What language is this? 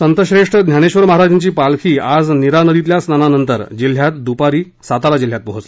Marathi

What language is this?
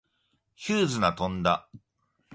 Japanese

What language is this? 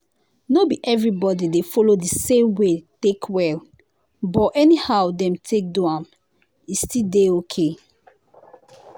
Nigerian Pidgin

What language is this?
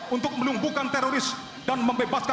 Indonesian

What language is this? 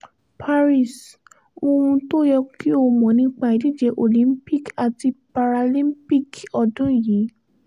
Yoruba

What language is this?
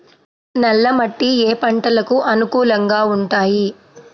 Telugu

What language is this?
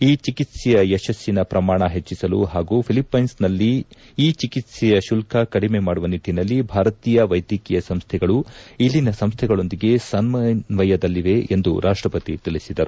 Kannada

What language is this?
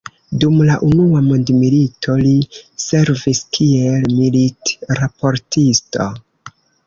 Esperanto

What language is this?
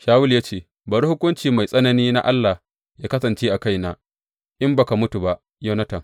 Hausa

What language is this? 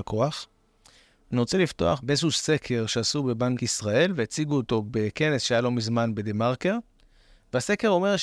Hebrew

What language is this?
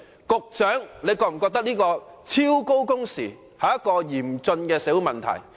Cantonese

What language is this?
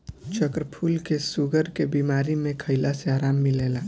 Bhojpuri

